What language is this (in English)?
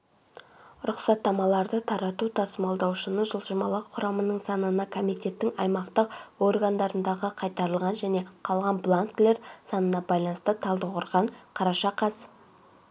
Kazakh